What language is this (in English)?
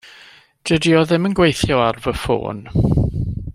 Welsh